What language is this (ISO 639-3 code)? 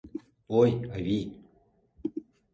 chm